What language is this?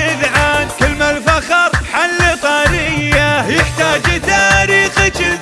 Arabic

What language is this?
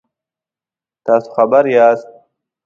Pashto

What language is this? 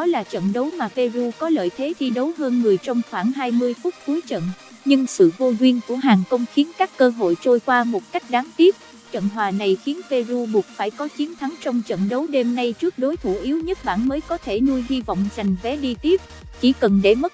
Vietnamese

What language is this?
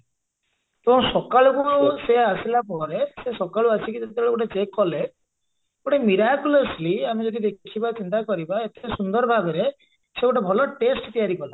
Odia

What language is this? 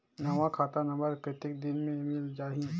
Chhattisgarhi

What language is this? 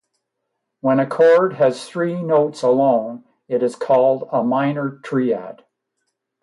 English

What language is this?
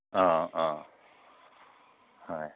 Manipuri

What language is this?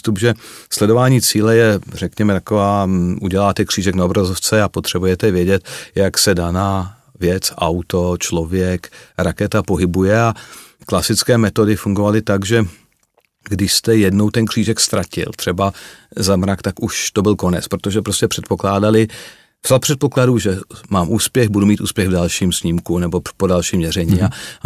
Czech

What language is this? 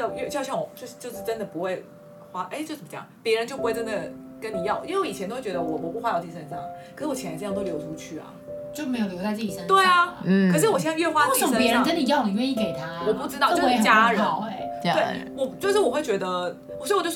Chinese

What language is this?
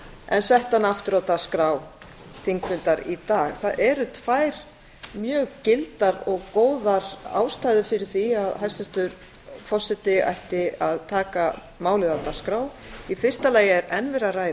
Icelandic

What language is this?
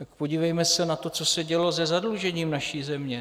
Czech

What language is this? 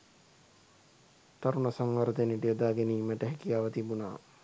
Sinhala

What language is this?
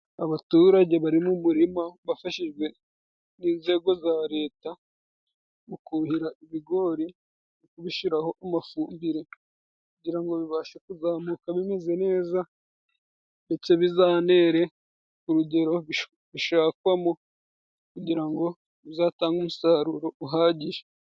Kinyarwanda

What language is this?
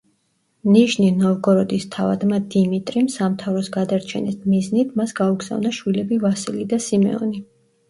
Georgian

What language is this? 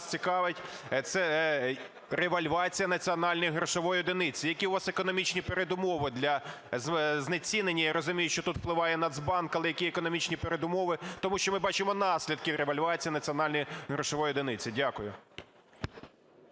Ukrainian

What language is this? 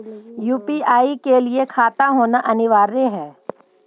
Magahi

